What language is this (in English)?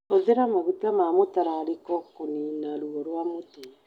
Kikuyu